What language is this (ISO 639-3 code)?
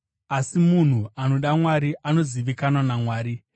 sna